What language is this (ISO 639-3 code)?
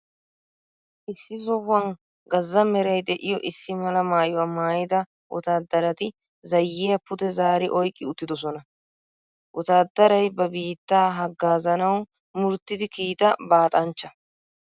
wal